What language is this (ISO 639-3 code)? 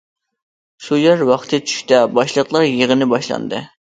uig